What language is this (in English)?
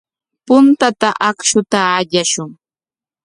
Corongo Ancash Quechua